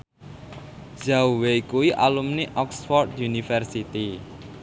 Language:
Javanese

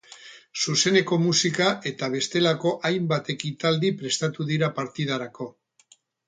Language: Basque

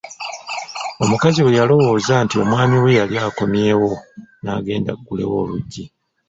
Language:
Ganda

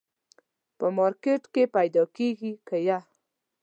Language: Pashto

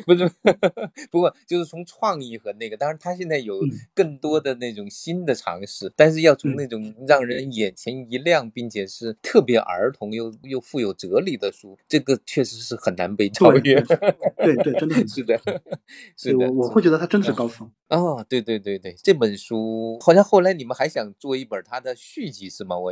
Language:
Chinese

